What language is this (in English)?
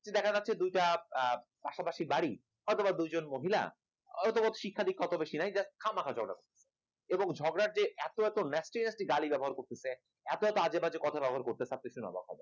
Bangla